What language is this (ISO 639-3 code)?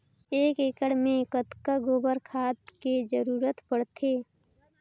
hne